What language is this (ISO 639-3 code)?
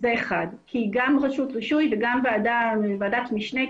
heb